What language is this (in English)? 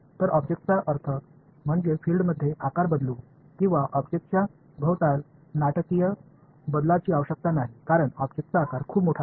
Marathi